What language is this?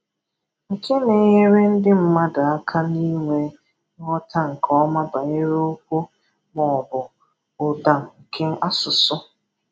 Igbo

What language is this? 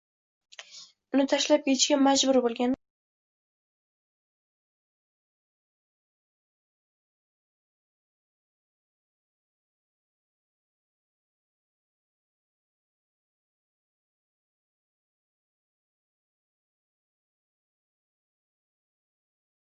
Uzbek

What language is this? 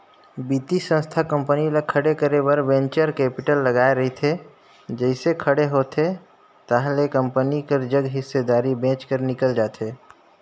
Chhattisgarhi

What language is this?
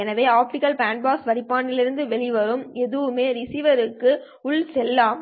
Tamil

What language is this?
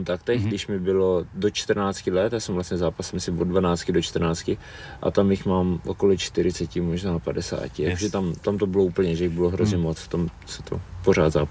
Czech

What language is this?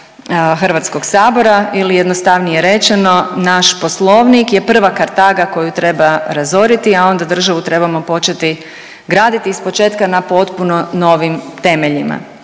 Croatian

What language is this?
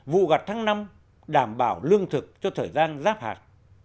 Vietnamese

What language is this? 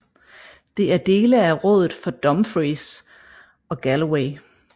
Danish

